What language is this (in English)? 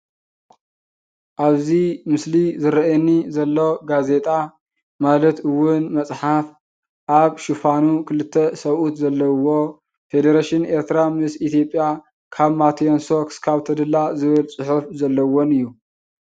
Tigrinya